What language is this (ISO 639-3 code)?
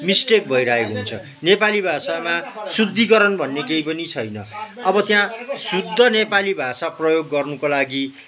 nep